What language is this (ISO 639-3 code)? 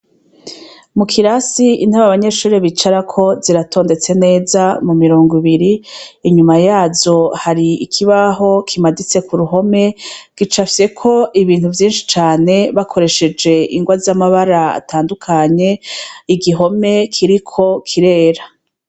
run